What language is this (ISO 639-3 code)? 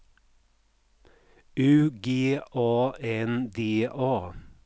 swe